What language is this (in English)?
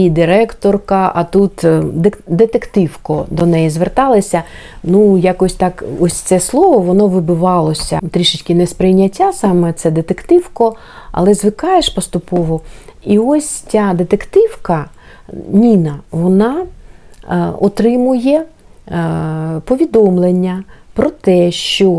Ukrainian